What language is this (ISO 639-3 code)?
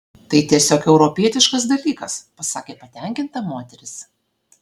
lit